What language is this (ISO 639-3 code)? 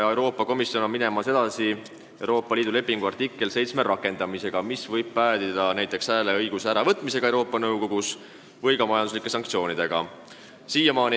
est